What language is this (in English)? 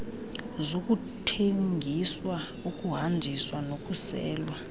Xhosa